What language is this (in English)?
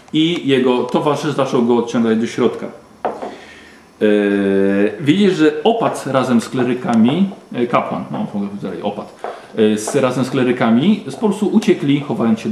Polish